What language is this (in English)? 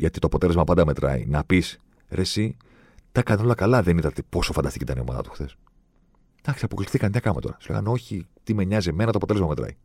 Greek